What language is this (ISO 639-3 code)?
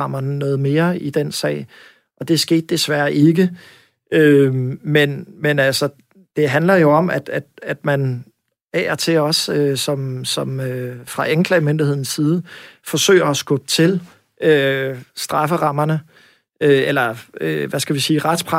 dan